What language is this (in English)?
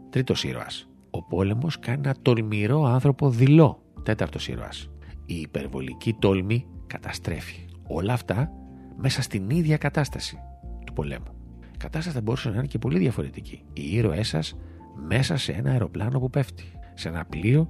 Greek